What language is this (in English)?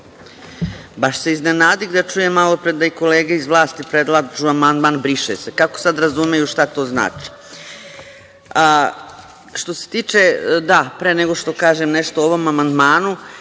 Serbian